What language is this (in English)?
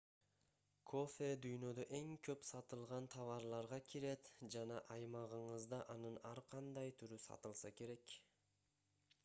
Kyrgyz